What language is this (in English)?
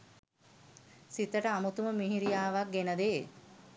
Sinhala